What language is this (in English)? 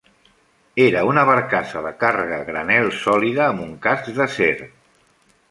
Catalan